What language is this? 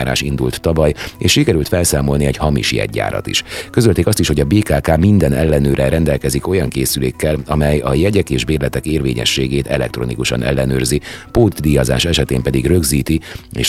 Hungarian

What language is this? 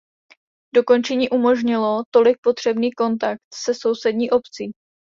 Czech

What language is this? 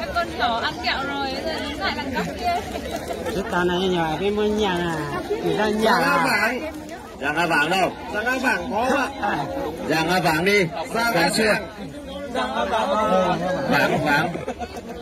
Vietnamese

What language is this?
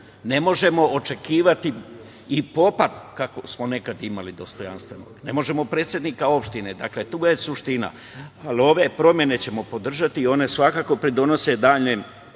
Serbian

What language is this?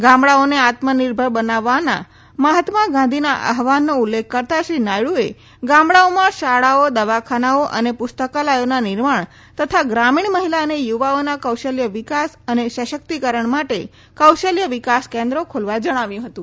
Gujarati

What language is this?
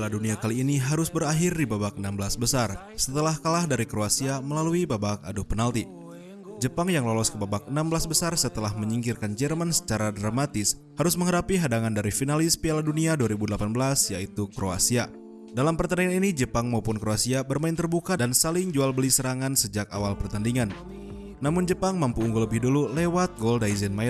Indonesian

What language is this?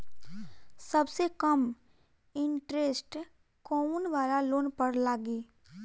Bhojpuri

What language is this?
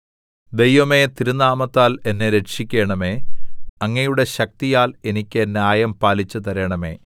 Malayalam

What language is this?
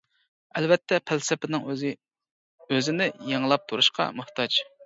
Uyghur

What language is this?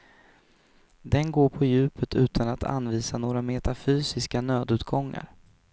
Swedish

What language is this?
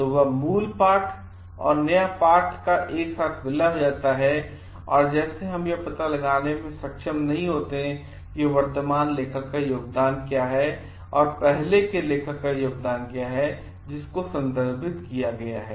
Hindi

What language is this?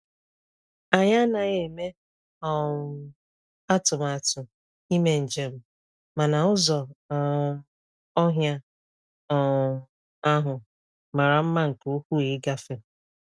Igbo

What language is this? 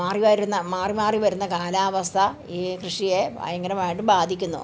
Malayalam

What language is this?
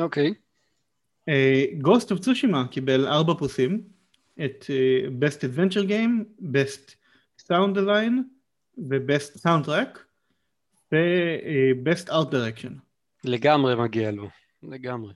Hebrew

